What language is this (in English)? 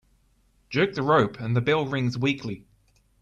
English